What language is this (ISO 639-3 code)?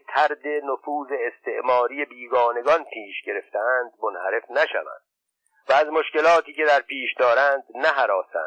fas